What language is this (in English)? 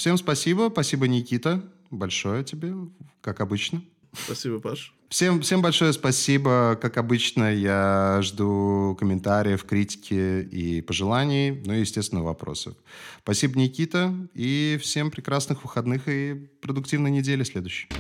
Russian